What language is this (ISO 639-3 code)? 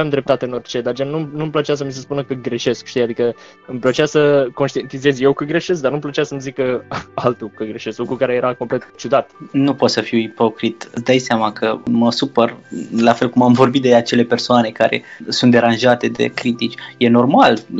ron